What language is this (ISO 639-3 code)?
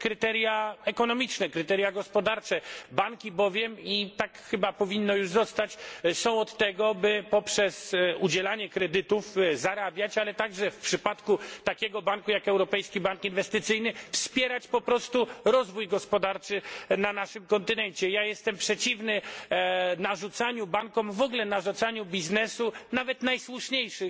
pol